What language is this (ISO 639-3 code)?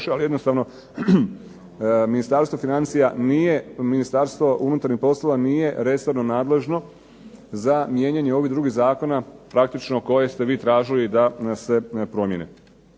hrv